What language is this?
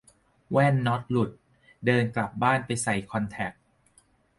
Thai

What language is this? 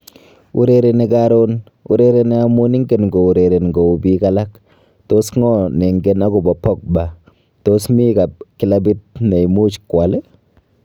Kalenjin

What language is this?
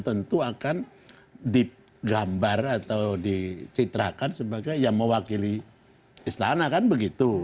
Indonesian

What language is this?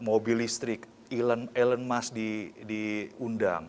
Indonesian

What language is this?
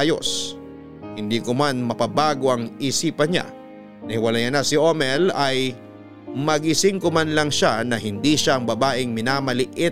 Filipino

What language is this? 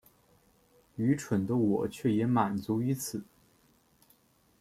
Chinese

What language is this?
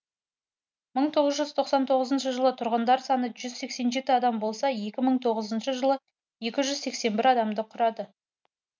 Kazakh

